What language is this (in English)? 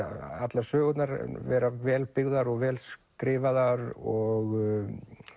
Icelandic